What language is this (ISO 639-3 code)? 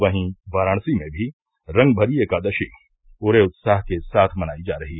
hin